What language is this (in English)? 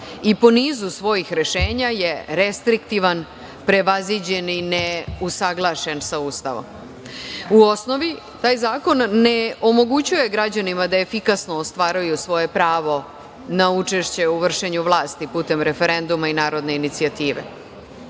Serbian